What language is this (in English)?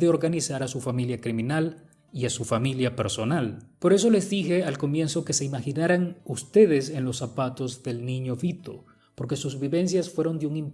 Spanish